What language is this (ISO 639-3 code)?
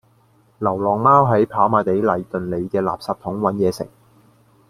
yue